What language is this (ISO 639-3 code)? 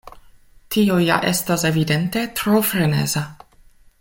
epo